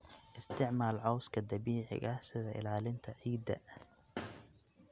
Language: Somali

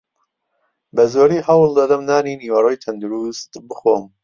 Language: Central Kurdish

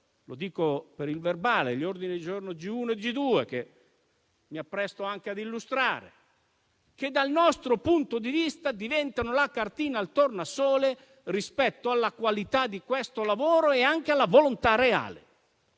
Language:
Italian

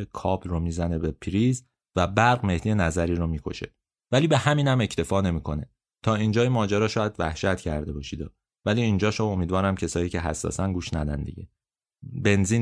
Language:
Persian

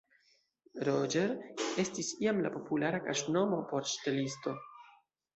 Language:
Esperanto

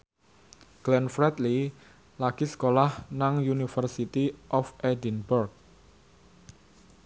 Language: Javanese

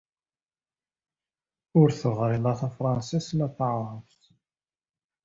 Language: Kabyle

